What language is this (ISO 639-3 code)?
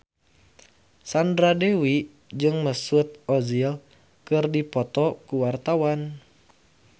sun